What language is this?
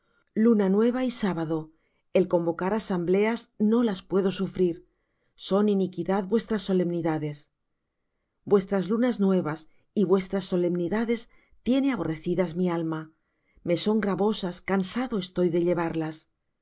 Spanish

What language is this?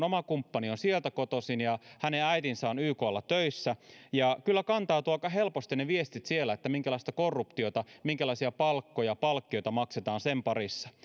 Finnish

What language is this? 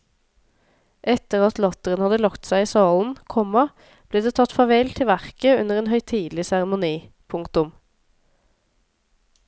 Norwegian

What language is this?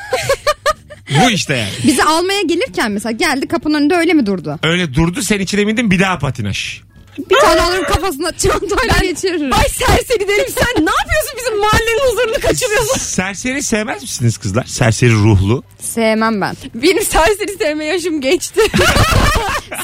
Turkish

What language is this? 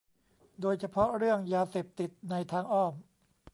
Thai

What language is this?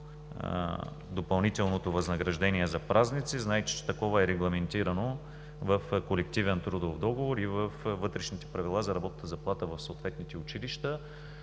Bulgarian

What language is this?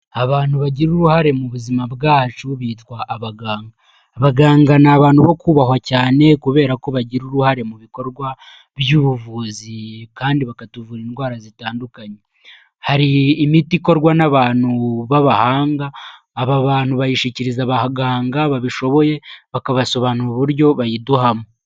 Kinyarwanda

